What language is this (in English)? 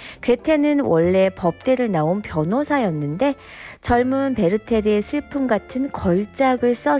Korean